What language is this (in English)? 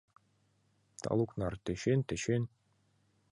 Mari